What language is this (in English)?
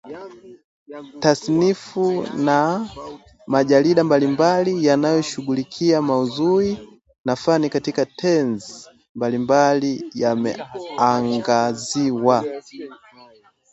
Swahili